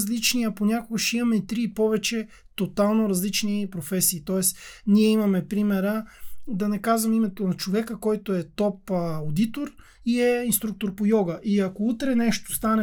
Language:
Bulgarian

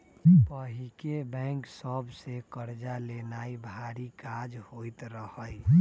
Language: Magahi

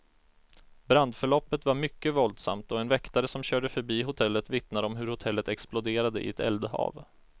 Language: Swedish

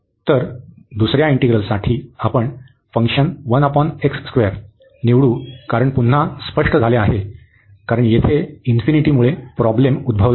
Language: Marathi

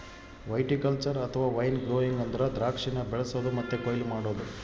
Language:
Kannada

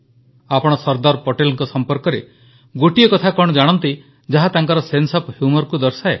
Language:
Odia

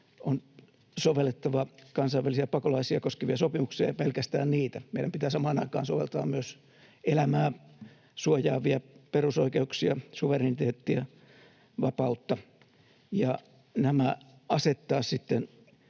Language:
Finnish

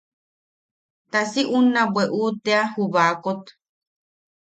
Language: Yaqui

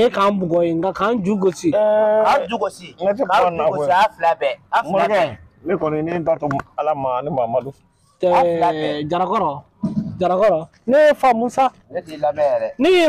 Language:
Arabic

